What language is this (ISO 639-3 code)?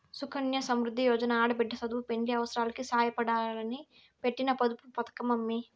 tel